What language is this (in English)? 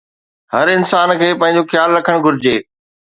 Sindhi